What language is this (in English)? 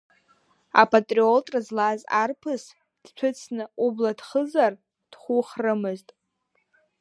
Abkhazian